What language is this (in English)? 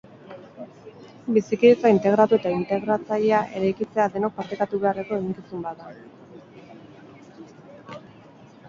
Basque